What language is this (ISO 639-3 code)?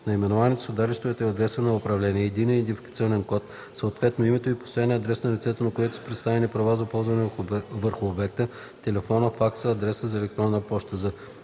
bul